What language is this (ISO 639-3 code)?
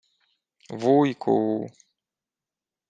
ukr